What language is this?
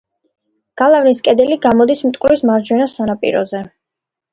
Georgian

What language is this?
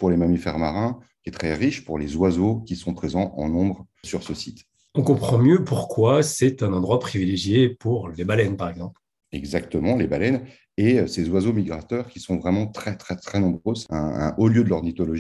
French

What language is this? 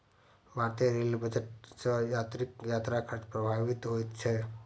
Maithili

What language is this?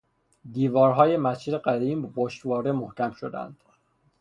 Persian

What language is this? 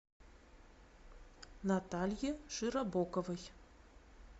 Russian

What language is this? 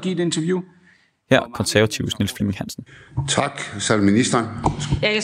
Danish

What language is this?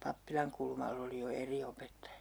Finnish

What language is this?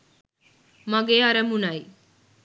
Sinhala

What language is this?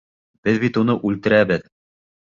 Bashkir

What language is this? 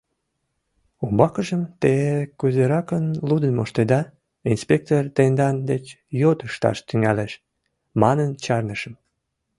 Mari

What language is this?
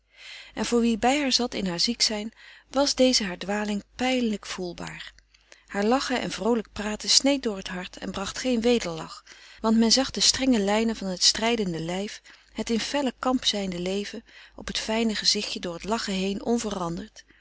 Dutch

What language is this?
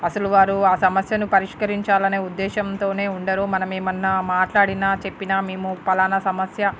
Telugu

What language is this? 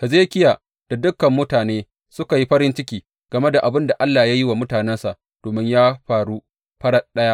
Hausa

